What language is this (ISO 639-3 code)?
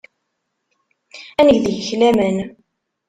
kab